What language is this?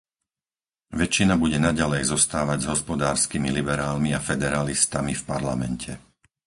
Slovak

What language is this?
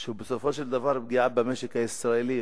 Hebrew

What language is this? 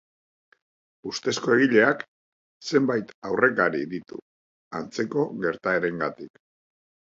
Basque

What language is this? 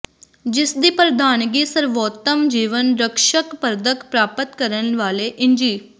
Punjabi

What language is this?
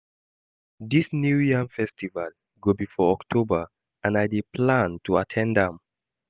Nigerian Pidgin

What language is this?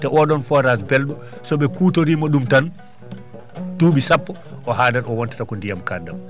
Fula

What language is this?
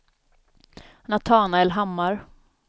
Swedish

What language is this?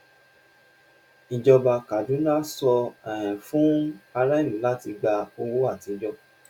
Yoruba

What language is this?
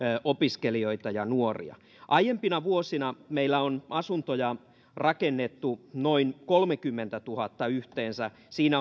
Finnish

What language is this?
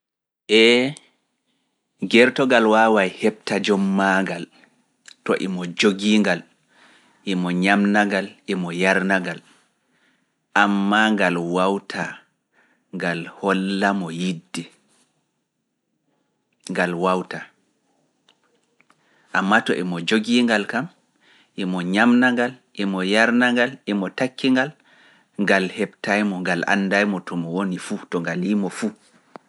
Fula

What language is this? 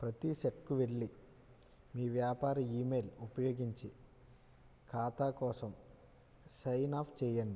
Telugu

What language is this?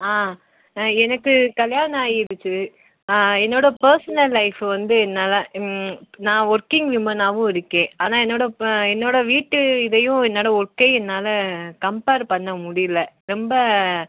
Tamil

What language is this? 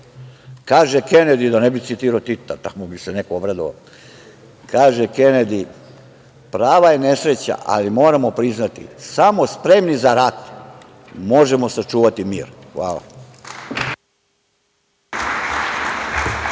Serbian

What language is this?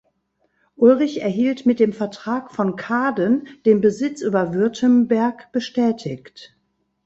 German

